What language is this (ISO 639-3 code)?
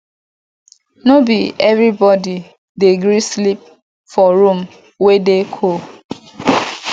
pcm